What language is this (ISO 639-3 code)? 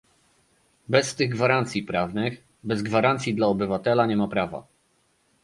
pol